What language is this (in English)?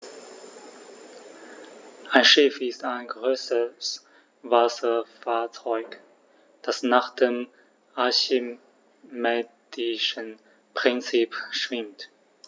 German